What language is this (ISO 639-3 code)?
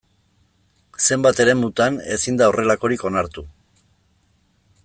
eus